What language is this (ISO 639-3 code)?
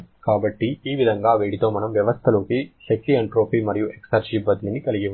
tel